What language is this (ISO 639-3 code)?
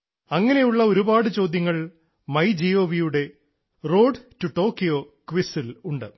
mal